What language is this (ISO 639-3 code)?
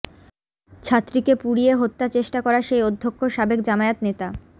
ben